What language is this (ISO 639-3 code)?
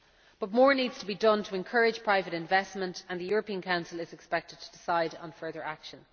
eng